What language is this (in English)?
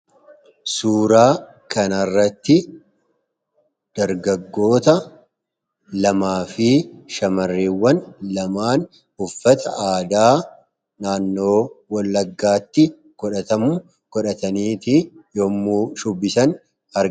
Oromo